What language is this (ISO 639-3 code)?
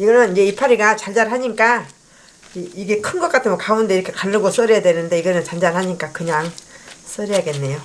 kor